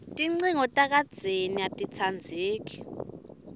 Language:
Swati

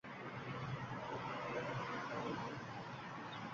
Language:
Uzbek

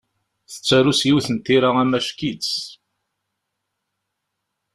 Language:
Kabyle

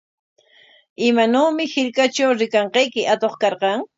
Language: Corongo Ancash Quechua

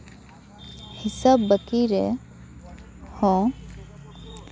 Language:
Santali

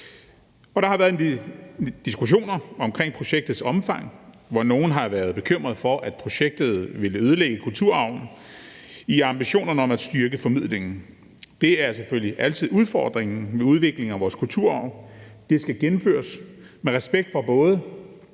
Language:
Danish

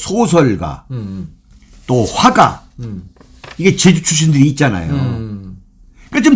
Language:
Korean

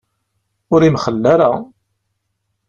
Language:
Kabyle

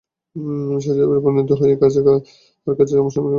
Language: Bangla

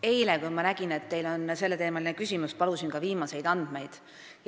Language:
Estonian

